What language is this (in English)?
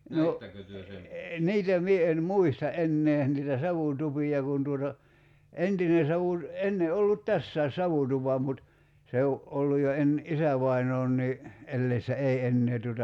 Finnish